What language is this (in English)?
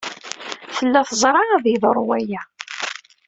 Kabyle